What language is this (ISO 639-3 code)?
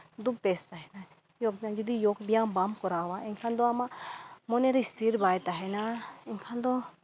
sat